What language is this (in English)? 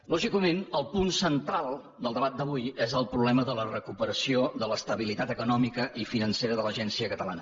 Catalan